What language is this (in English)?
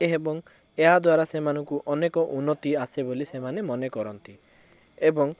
Odia